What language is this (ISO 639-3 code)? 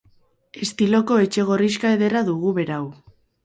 eus